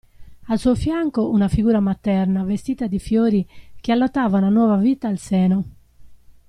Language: Italian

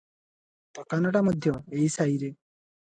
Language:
Odia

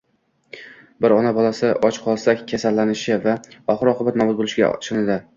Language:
Uzbek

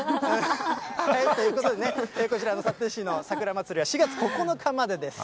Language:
Japanese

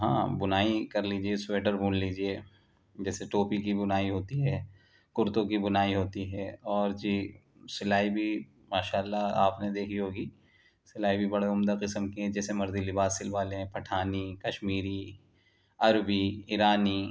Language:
Urdu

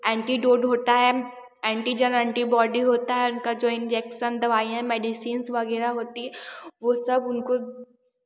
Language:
Hindi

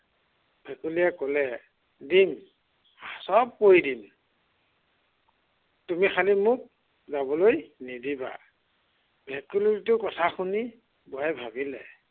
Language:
Assamese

